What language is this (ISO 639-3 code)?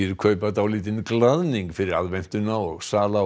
isl